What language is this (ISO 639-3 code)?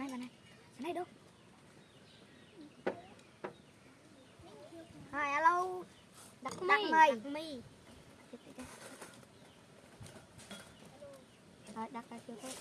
vie